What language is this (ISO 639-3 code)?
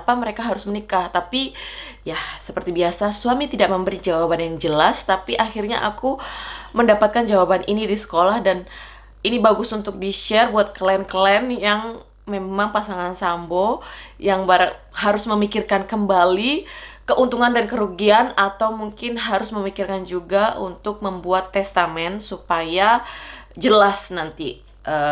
ind